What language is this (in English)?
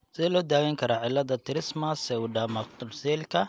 Somali